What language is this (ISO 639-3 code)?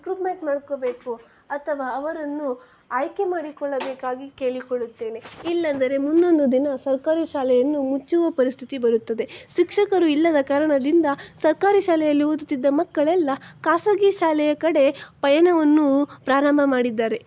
kan